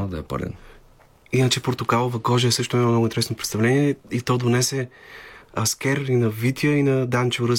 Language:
Bulgarian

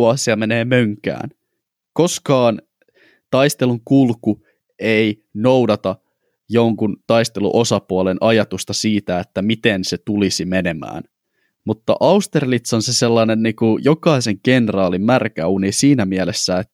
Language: Finnish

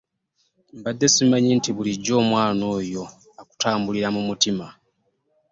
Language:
Ganda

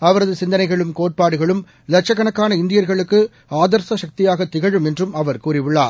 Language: Tamil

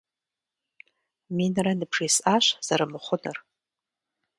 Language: Kabardian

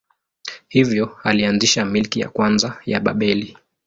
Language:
Swahili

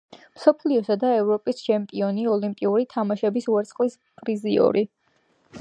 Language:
Georgian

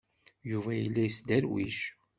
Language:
Kabyle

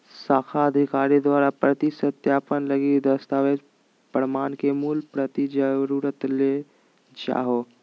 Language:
Magahi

